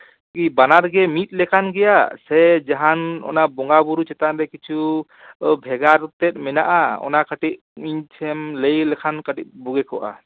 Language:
Santali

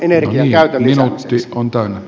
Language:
Finnish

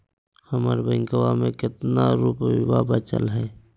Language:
Magahi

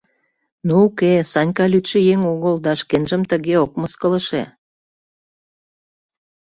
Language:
Mari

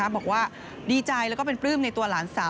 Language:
Thai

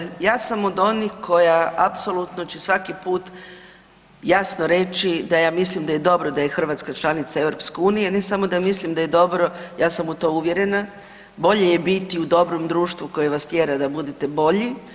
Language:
Croatian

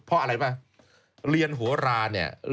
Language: Thai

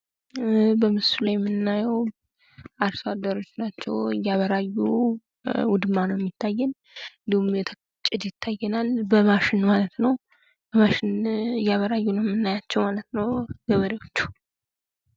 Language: Amharic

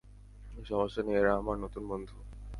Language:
Bangla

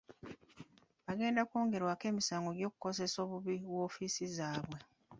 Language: Ganda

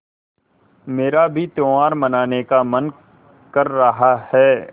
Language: Hindi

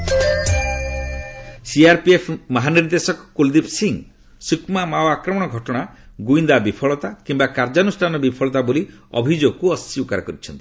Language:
Odia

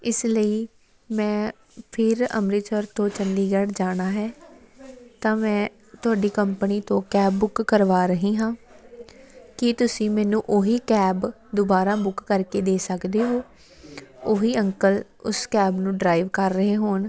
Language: Punjabi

